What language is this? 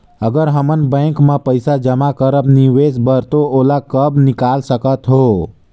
Chhattisgarhi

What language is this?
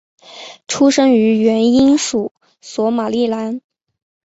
Chinese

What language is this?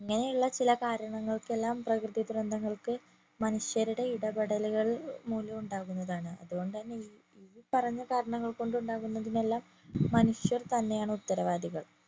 Malayalam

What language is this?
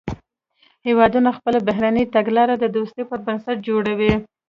Pashto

